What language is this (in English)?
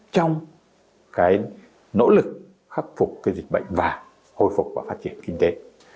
Vietnamese